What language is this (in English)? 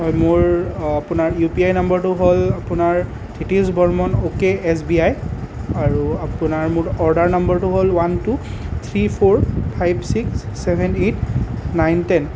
Assamese